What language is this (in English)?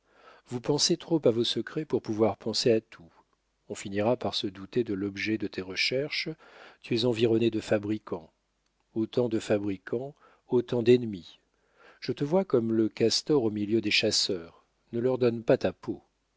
French